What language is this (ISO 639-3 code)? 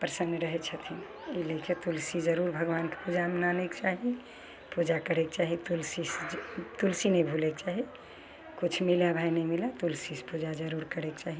mai